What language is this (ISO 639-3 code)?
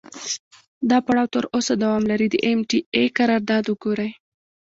pus